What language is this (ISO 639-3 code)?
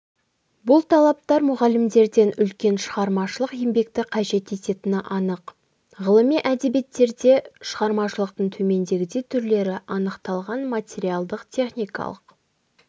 kaz